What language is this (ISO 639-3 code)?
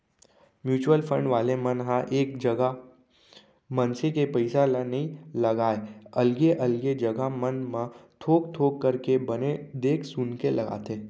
hne